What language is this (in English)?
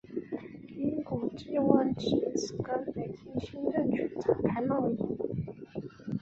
Chinese